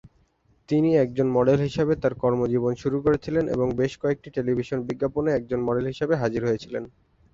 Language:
Bangla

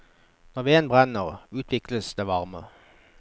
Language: Norwegian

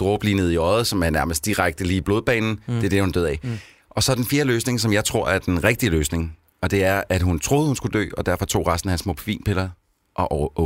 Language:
Danish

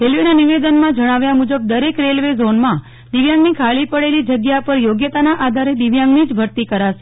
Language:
Gujarati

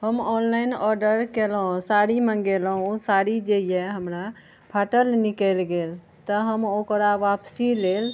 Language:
Maithili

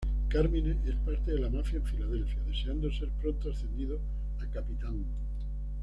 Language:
Spanish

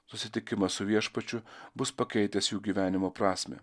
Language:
Lithuanian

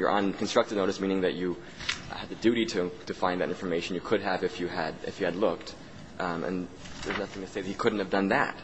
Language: English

